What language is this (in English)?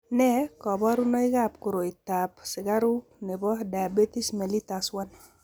Kalenjin